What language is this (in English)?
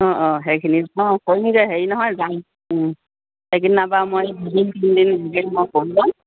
Assamese